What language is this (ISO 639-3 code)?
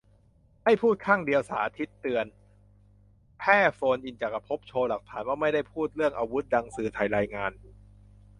tha